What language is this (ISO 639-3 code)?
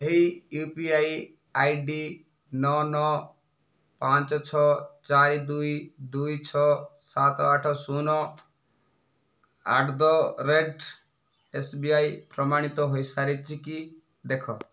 ori